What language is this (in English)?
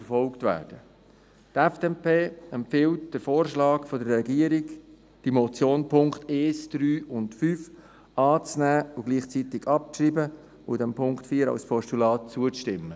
Swiss German